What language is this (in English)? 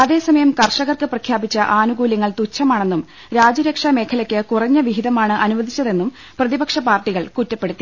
Malayalam